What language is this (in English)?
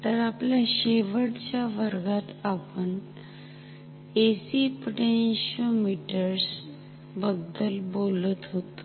Marathi